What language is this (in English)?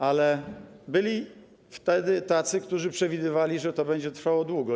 Polish